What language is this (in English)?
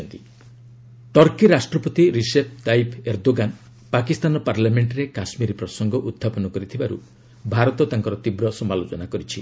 Odia